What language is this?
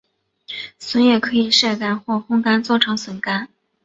Chinese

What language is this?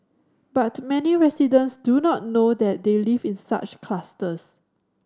English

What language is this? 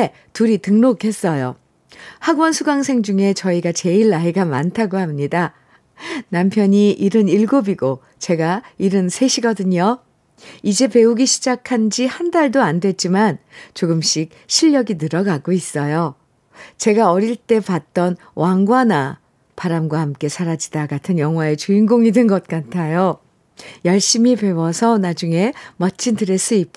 Korean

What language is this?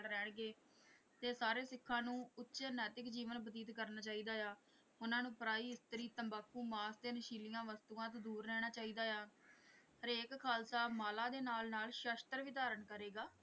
Punjabi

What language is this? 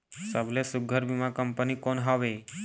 Chhattisgarhi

